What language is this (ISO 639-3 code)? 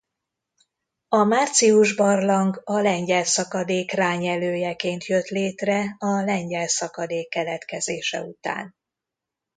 hun